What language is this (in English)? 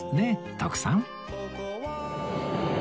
Japanese